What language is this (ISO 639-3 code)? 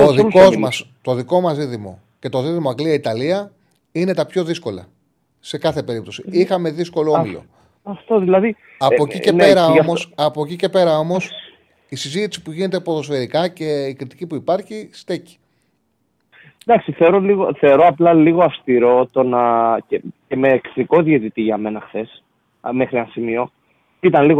ell